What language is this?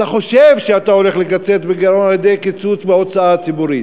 Hebrew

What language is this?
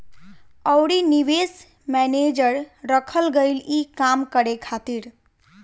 Bhojpuri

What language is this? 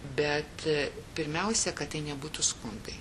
Lithuanian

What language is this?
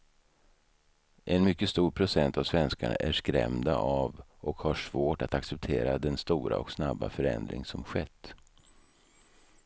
Swedish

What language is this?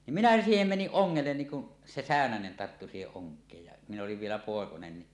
Finnish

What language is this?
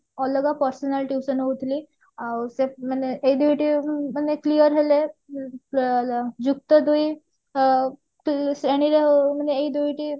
Odia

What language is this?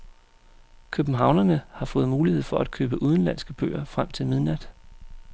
Danish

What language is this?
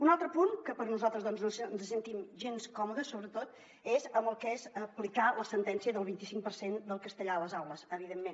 Catalan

